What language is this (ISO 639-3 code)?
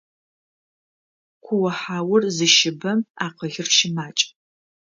ady